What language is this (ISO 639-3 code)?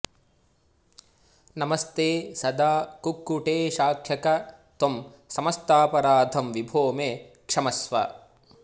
san